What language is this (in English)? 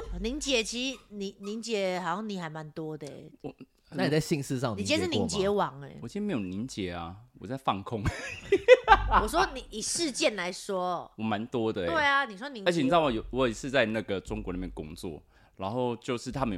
Chinese